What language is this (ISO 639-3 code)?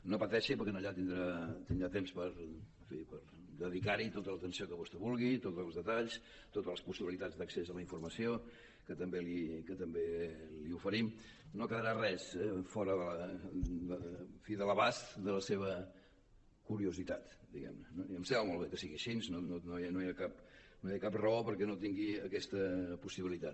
cat